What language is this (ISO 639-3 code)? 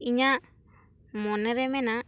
sat